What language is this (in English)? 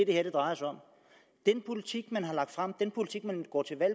Danish